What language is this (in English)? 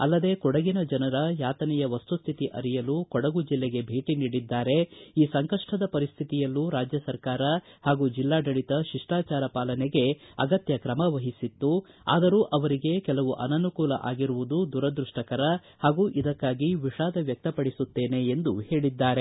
Kannada